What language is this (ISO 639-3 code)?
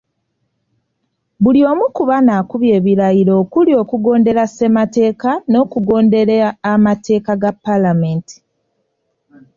lug